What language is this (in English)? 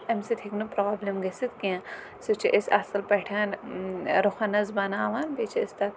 Kashmiri